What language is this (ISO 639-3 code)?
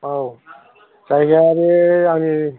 brx